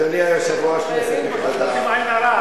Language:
Hebrew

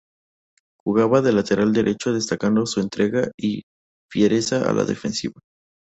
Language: Spanish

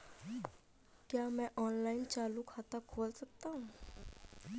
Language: Hindi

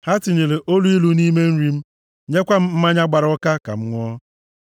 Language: Igbo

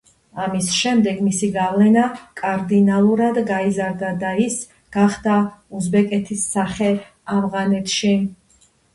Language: Georgian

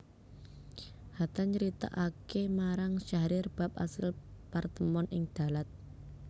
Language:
Javanese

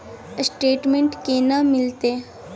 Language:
Maithili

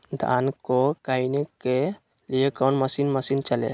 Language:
Magahi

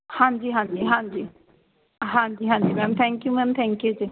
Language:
Punjabi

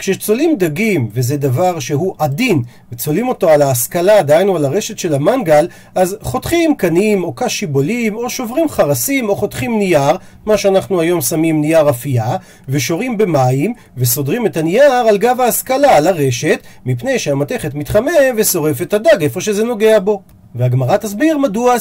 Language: Hebrew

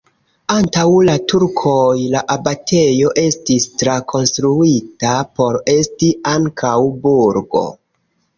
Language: Esperanto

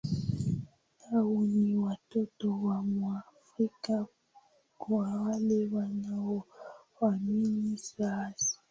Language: Swahili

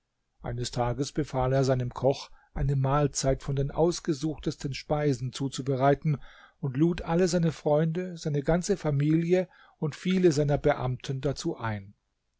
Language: German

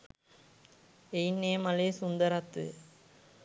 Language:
Sinhala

